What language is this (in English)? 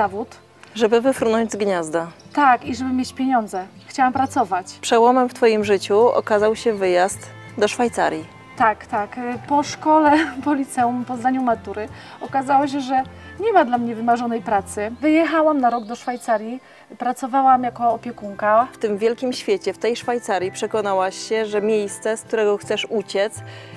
Polish